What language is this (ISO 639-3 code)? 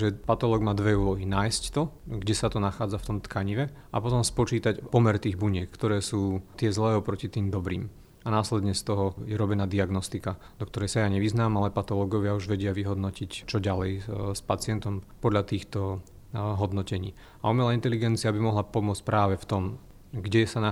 slk